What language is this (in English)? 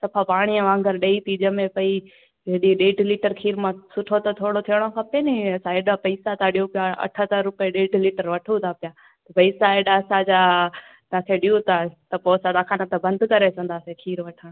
Sindhi